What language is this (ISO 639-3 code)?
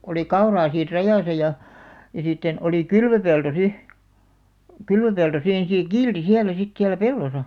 fin